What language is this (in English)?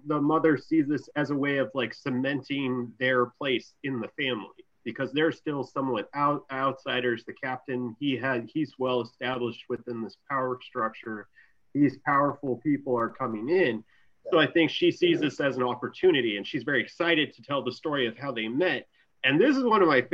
English